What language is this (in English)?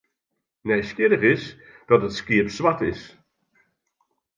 Western Frisian